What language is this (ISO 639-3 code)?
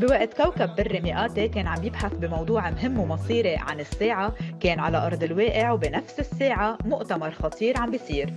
ara